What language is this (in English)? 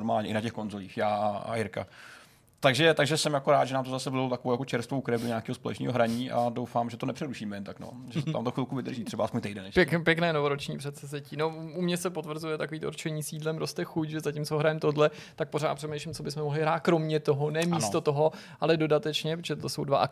Czech